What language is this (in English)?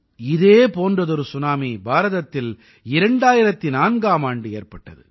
Tamil